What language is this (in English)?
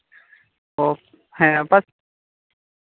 Santali